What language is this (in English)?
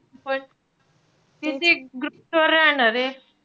Marathi